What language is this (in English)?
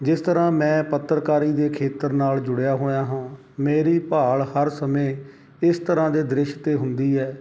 Punjabi